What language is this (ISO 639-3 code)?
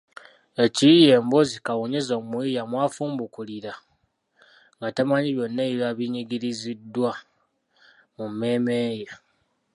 lug